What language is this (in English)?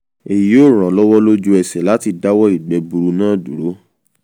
Yoruba